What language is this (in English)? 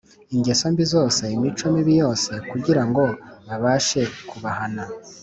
Kinyarwanda